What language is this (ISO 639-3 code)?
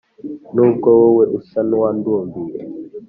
kin